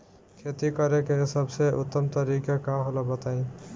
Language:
Bhojpuri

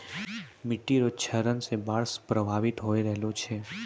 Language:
Maithili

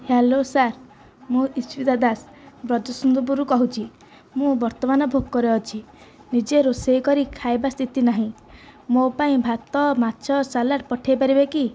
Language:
Odia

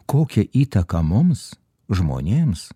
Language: Lithuanian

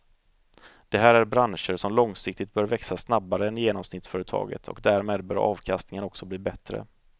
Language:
Swedish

